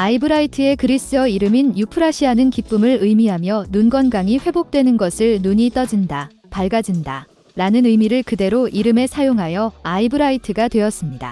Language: Korean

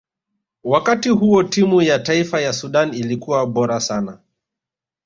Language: Swahili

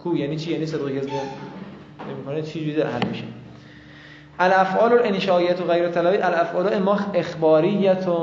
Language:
Persian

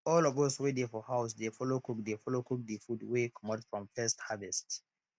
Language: Nigerian Pidgin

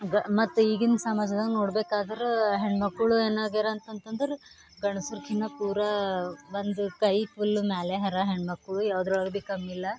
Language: Kannada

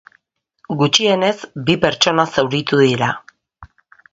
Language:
Basque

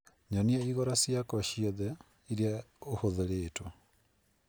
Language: Kikuyu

